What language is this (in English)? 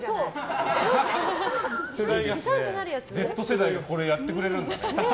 Japanese